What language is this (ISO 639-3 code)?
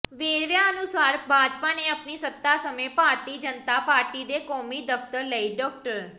pan